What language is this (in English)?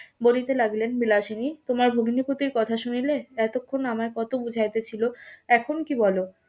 Bangla